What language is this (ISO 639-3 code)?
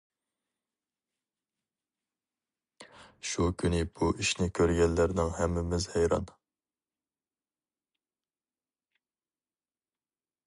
uig